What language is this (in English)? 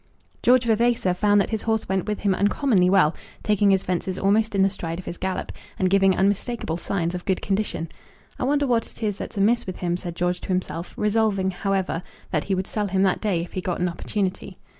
English